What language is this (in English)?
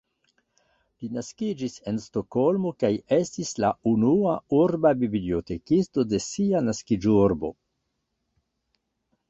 Esperanto